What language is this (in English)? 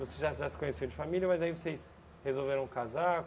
Portuguese